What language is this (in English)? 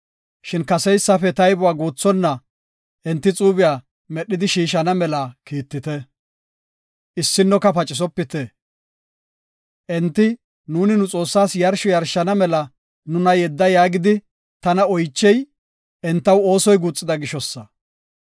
Gofa